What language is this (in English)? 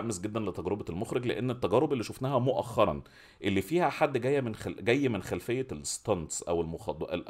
Arabic